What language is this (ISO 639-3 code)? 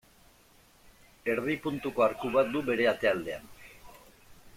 eus